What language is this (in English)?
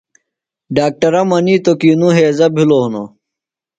Phalura